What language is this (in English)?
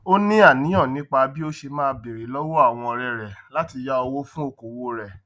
Yoruba